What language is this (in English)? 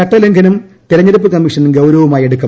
Malayalam